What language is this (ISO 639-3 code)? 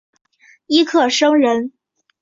zho